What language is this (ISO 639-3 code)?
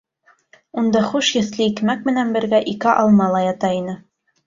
bak